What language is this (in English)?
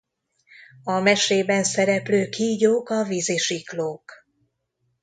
Hungarian